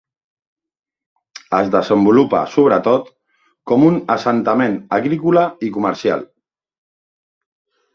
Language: Catalan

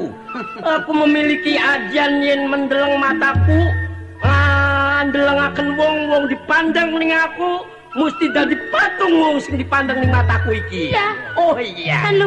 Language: Indonesian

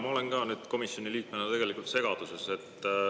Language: Estonian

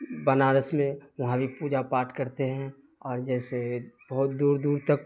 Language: Urdu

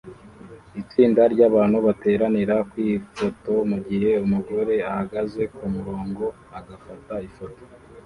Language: Kinyarwanda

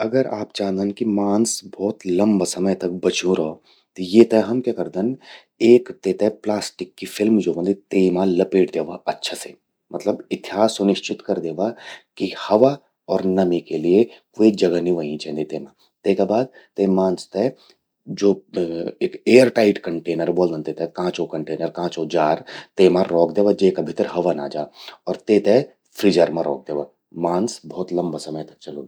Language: Garhwali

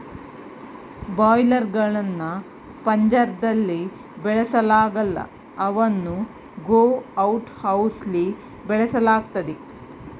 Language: Kannada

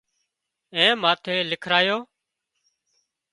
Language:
Wadiyara Koli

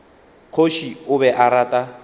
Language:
Northern Sotho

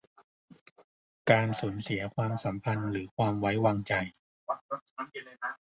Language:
Thai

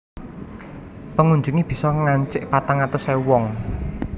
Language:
Javanese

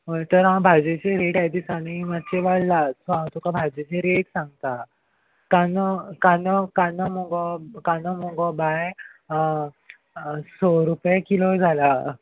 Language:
Konkani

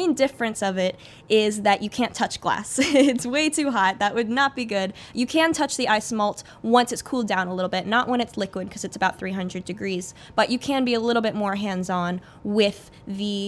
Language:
English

